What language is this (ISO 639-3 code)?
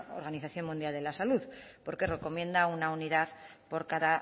spa